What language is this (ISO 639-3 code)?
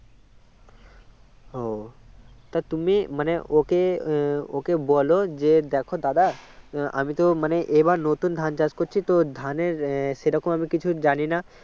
ben